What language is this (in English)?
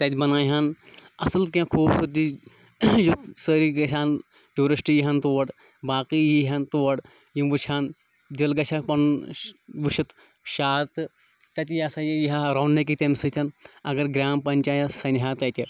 Kashmiri